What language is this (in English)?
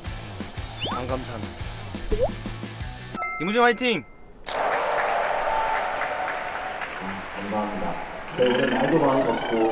Korean